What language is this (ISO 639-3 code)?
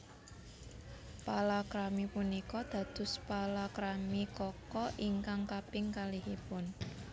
jav